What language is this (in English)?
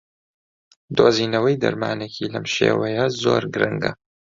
Central Kurdish